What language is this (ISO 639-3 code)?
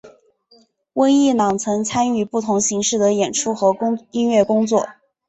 zho